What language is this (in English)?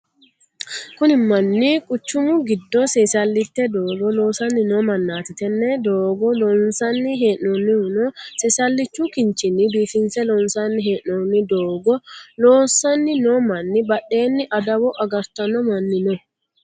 Sidamo